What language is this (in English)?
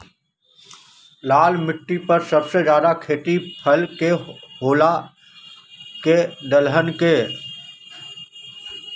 Magahi